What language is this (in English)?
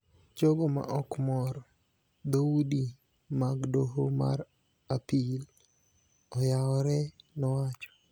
Luo (Kenya and Tanzania)